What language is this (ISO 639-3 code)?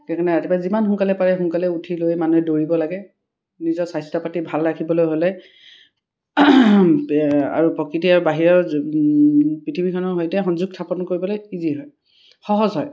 asm